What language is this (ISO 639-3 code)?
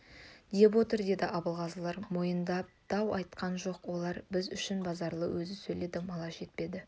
kaz